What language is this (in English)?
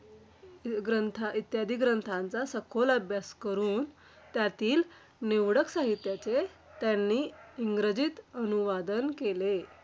Marathi